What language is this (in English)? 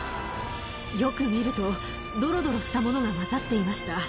Japanese